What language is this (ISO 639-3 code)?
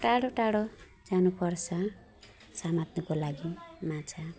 nep